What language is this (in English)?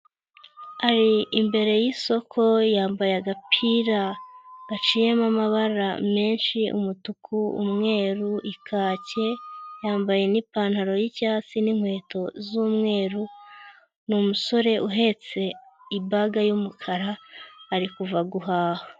Kinyarwanda